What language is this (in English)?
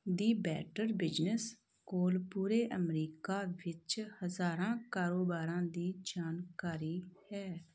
Punjabi